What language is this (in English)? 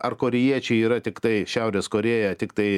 Lithuanian